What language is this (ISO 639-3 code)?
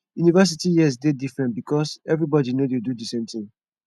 pcm